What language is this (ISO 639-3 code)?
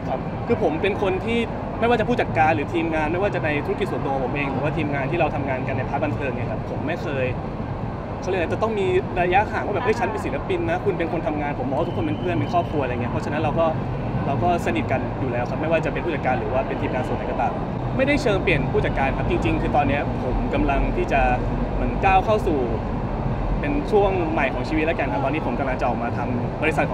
tha